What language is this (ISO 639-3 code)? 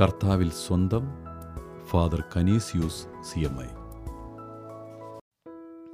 mal